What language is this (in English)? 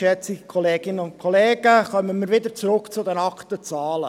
Swiss German